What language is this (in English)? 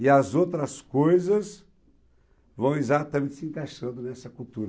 Portuguese